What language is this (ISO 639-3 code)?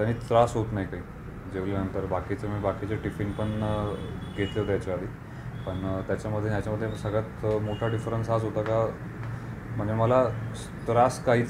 hin